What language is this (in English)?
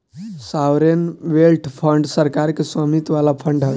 Bhojpuri